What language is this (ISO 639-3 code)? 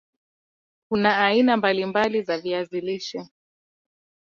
swa